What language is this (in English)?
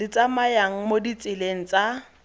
Tswana